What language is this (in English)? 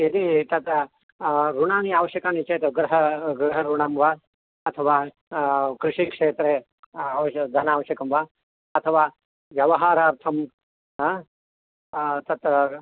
Sanskrit